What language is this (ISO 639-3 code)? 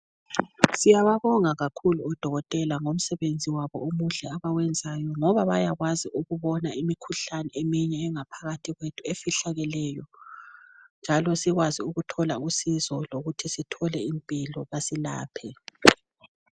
nde